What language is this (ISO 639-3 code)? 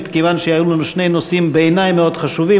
heb